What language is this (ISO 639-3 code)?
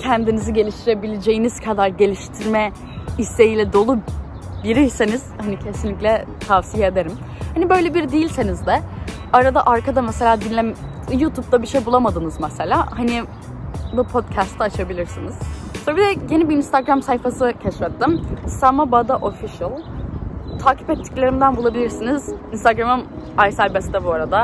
tur